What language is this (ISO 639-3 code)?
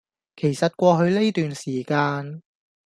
yue